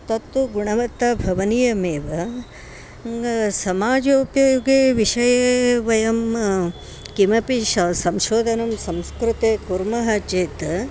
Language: Sanskrit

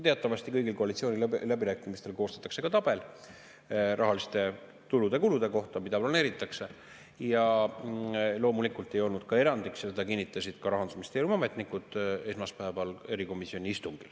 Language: Estonian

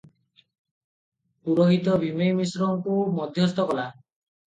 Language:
Odia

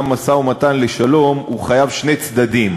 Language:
Hebrew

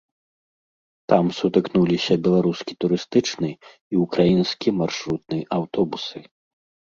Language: Belarusian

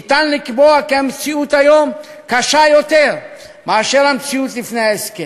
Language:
Hebrew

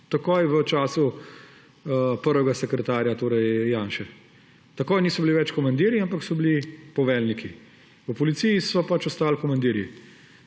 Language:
Slovenian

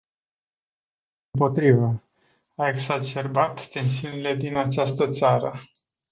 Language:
Romanian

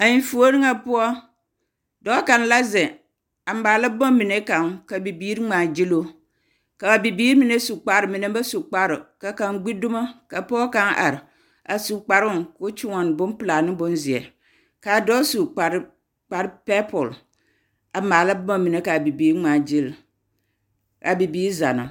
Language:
Southern Dagaare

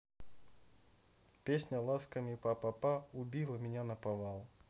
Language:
Russian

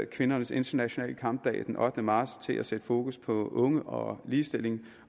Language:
Danish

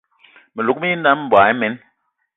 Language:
Eton (Cameroon)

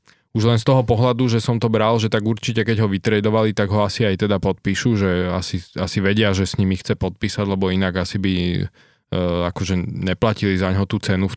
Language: Slovak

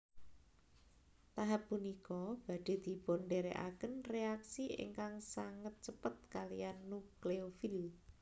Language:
Javanese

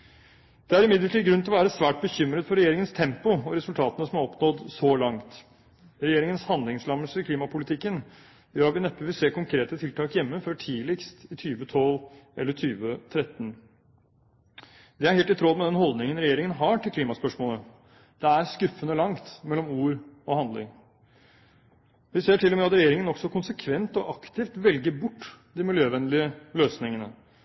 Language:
Norwegian Bokmål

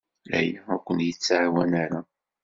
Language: Kabyle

